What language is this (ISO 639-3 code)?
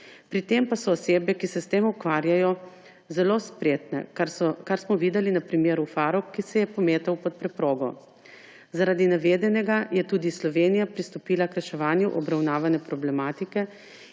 slv